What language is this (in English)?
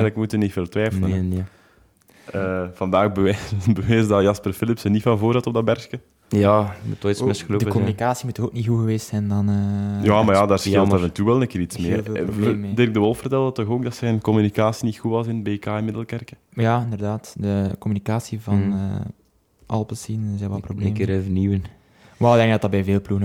Dutch